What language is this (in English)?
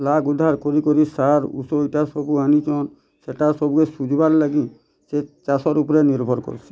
Odia